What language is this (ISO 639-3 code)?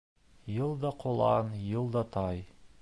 bak